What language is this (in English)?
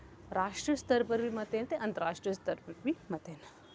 Dogri